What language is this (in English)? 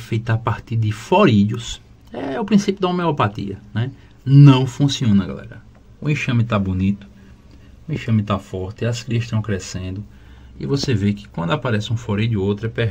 Portuguese